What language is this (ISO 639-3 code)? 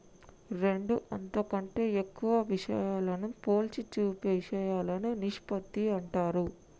tel